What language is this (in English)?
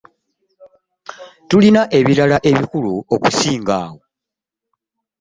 Ganda